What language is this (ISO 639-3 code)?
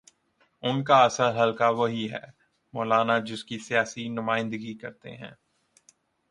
urd